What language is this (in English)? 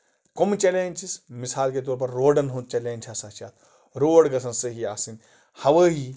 Kashmiri